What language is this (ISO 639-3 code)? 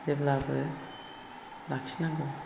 brx